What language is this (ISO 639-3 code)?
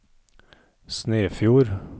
nor